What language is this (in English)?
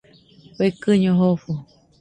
Nüpode Huitoto